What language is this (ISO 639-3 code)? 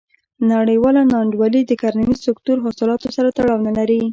pus